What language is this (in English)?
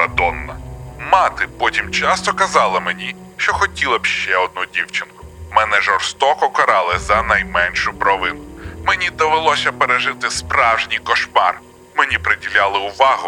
Ukrainian